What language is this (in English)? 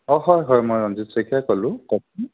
Assamese